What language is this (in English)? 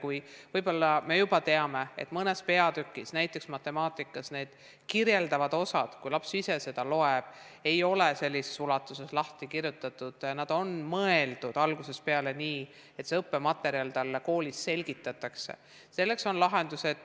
Estonian